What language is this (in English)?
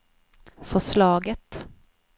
Swedish